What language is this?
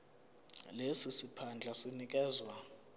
Zulu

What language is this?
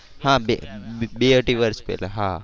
Gujarati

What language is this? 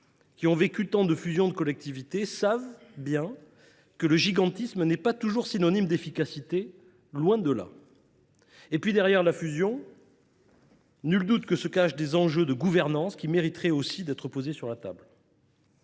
French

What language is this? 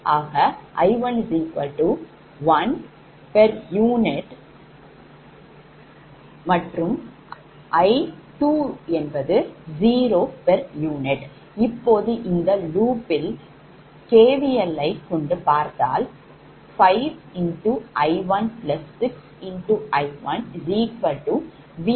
Tamil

